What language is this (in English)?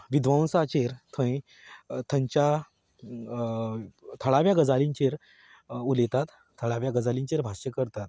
Konkani